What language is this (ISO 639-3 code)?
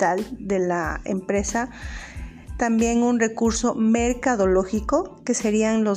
spa